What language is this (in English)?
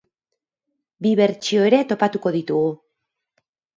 Basque